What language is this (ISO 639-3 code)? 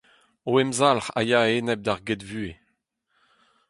bre